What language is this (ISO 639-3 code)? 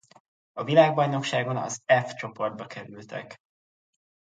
hun